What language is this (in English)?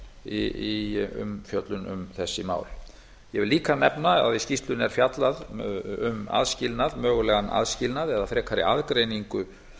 Icelandic